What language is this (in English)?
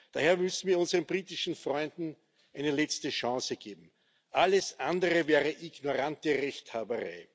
German